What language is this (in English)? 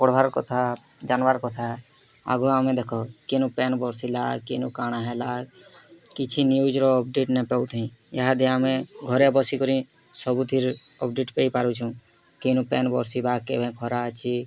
Odia